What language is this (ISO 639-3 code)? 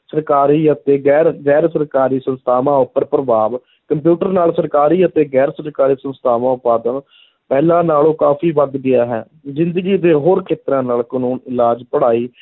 pan